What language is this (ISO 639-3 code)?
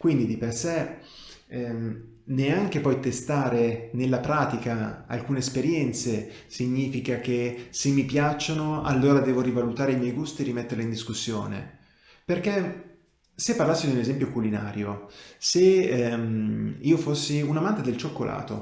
ita